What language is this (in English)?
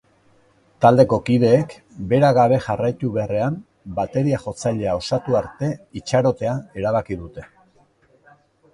Basque